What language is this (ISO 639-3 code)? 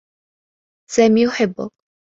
ara